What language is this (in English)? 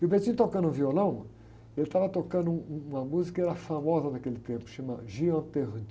Portuguese